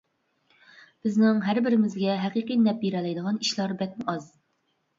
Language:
Uyghur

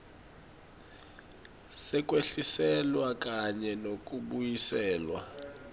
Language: Swati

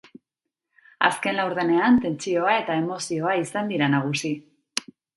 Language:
Basque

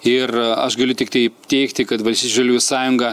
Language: Lithuanian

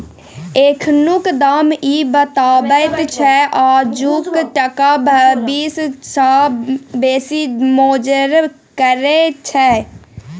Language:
Maithili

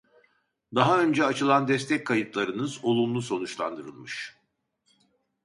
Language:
Turkish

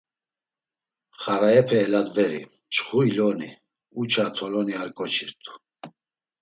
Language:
Laz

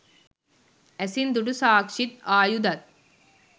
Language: Sinhala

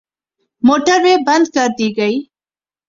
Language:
Urdu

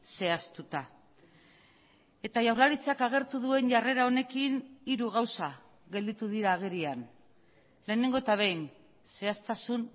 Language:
Basque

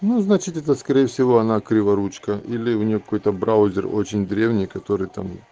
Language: Russian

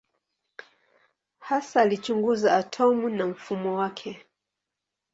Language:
Swahili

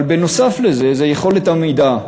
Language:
Hebrew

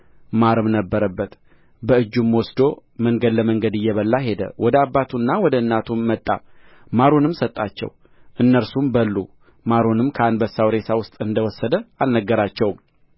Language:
Amharic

